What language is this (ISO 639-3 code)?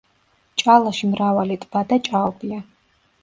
kat